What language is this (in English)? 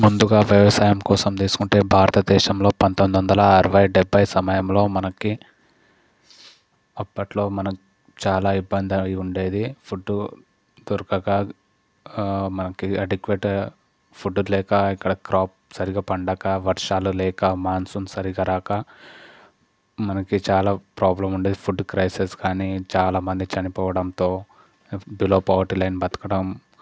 Telugu